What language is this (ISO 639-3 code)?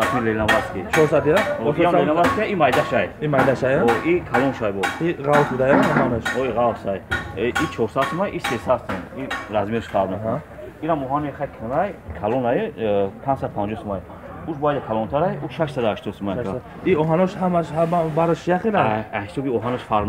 tur